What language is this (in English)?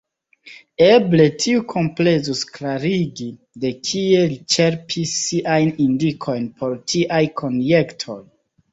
Esperanto